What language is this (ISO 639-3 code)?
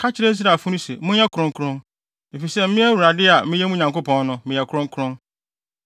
aka